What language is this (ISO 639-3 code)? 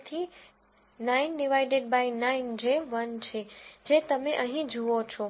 guj